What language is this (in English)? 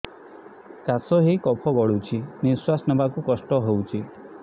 Odia